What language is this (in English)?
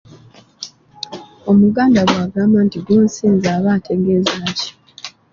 Ganda